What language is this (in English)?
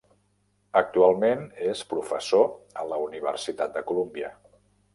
Catalan